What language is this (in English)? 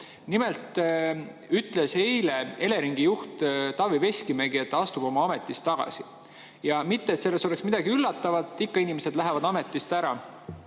Estonian